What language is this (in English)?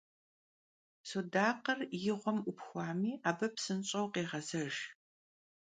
Kabardian